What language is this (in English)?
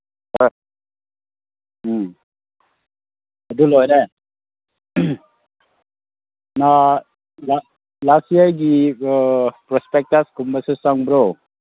Manipuri